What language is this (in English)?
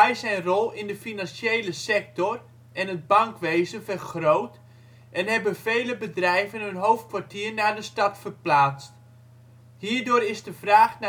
Dutch